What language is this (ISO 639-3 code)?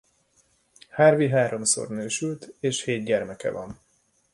hun